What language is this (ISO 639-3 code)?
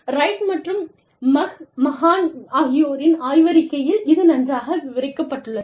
tam